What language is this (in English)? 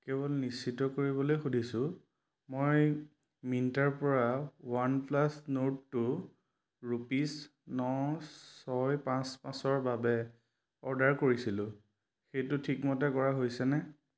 Assamese